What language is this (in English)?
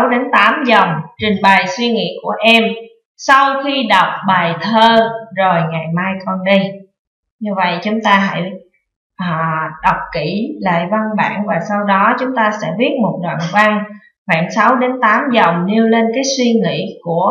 Vietnamese